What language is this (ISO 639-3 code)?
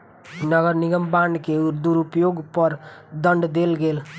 mai